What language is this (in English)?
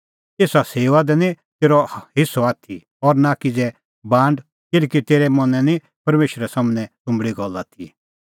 Kullu Pahari